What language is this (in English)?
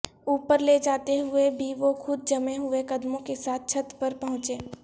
Urdu